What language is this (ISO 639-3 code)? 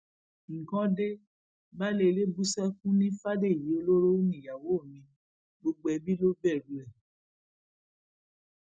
yor